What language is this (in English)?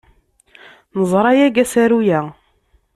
Kabyle